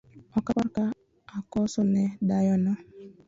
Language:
Luo (Kenya and Tanzania)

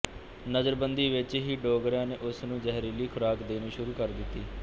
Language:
Punjabi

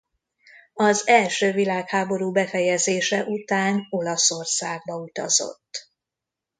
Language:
Hungarian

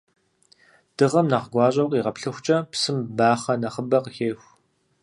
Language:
Kabardian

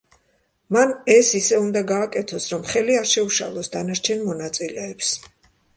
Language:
Georgian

